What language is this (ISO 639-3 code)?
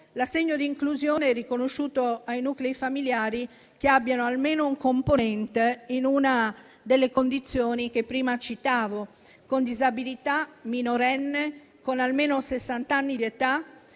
ita